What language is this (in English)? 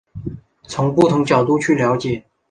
Chinese